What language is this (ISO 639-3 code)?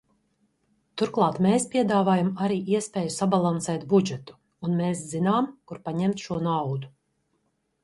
lav